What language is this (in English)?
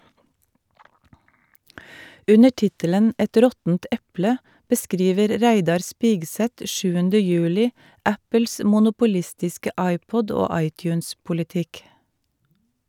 Norwegian